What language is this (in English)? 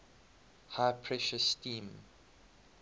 English